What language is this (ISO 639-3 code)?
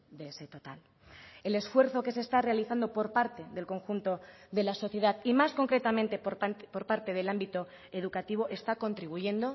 spa